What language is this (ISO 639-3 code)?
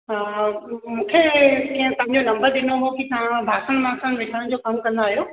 snd